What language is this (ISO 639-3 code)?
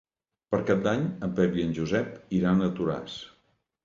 cat